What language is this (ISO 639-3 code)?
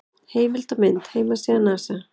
isl